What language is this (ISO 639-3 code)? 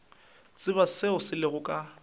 nso